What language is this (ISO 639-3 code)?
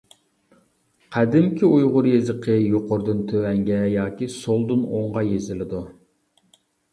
uig